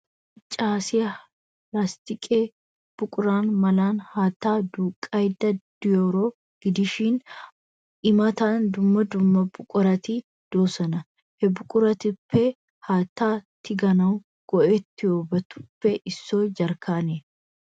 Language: Wolaytta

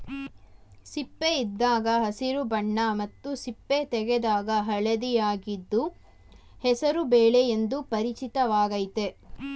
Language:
Kannada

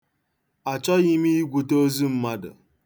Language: Igbo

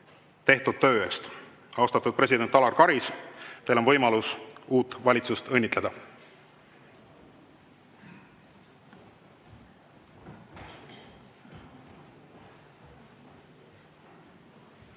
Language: Estonian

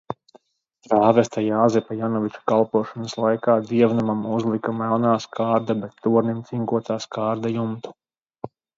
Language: Latvian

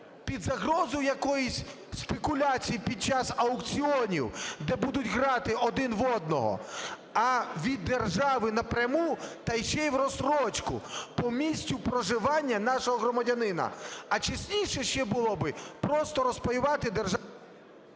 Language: Ukrainian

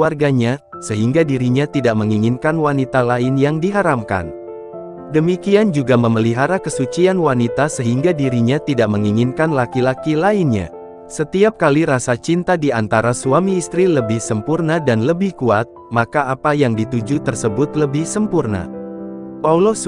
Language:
Indonesian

